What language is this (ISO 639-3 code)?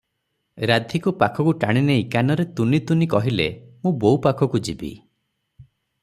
ori